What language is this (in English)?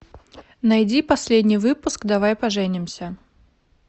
Russian